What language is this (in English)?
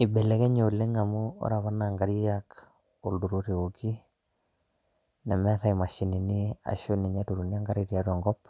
Masai